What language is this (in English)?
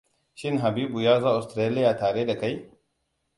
Hausa